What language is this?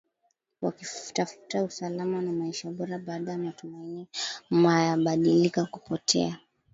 Swahili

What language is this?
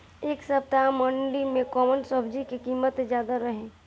Bhojpuri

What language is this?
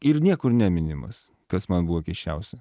Lithuanian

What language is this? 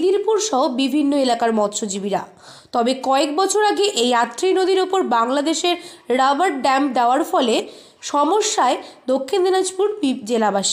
Hindi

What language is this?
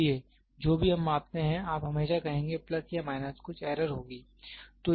Hindi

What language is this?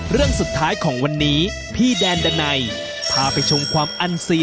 Thai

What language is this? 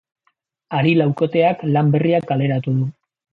Basque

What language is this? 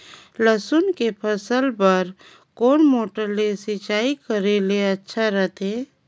Chhattisgarhi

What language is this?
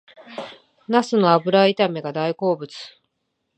Japanese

